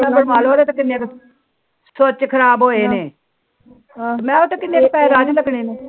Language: Punjabi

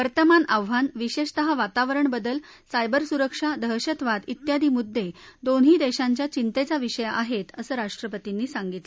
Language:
Marathi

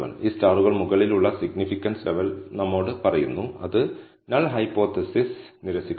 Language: Malayalam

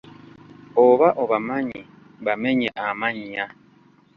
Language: Ganda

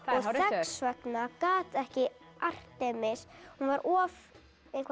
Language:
Icelandic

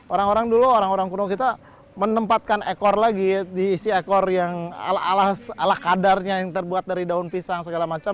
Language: Indonesian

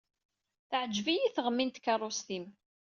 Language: Kabyle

